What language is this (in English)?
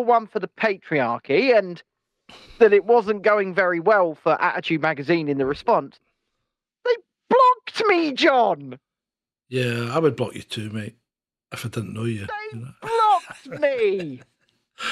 English